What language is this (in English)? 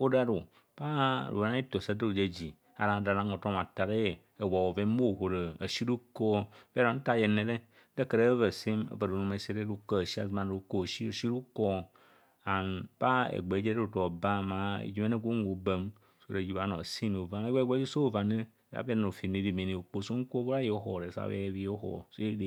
Kohumono